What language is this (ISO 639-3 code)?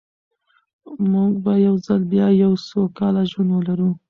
pus